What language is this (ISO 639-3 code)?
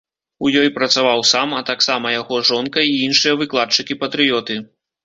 bel